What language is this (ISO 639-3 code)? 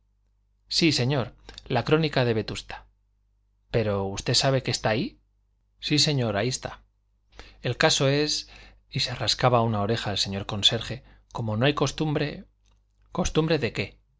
spa